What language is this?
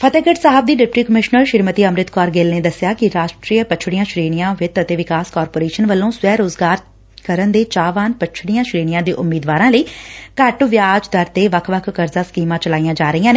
Punjabi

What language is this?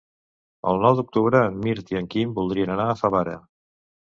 Catalan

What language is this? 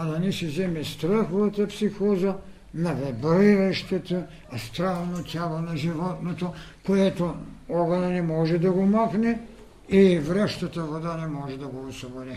Bulgarian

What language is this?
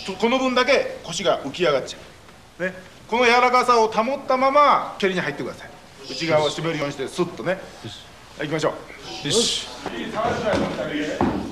Japanese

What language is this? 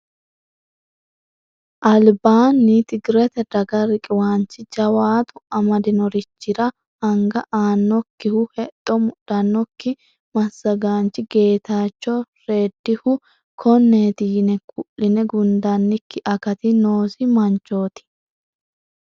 Sidamo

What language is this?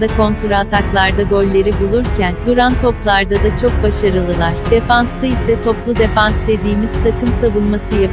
Turkish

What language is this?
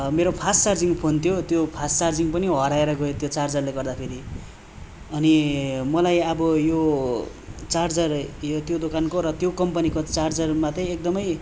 Nepali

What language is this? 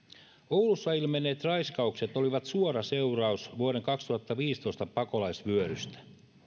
Finnish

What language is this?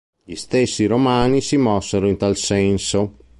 Italian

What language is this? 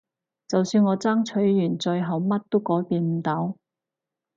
Cantonese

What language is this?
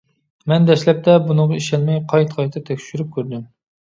Uyghur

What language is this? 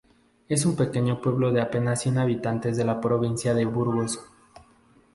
Spanish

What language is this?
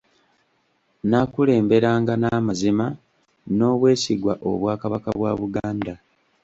Ganda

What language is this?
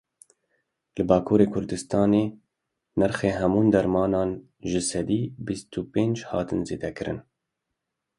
Kurdish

